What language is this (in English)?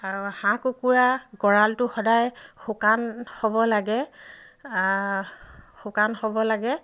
Assamese